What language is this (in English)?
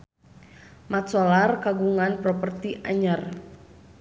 Sundanese